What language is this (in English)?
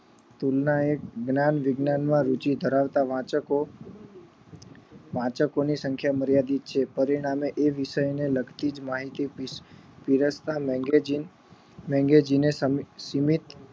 Gujarati